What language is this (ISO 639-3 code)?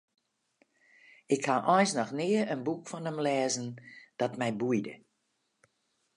fry